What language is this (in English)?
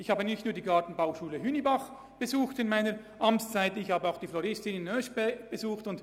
Swiss German